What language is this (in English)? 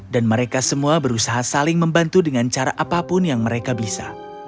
Indonesian